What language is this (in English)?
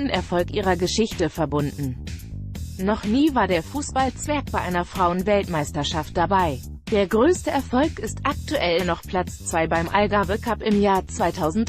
German